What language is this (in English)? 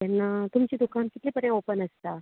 Konkani